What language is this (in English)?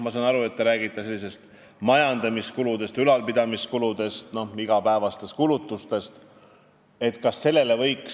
Estonian